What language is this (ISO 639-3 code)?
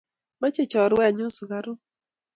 kln